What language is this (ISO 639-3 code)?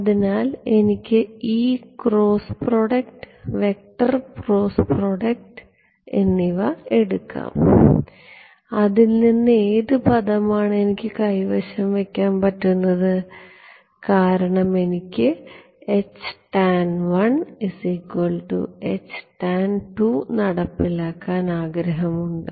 mal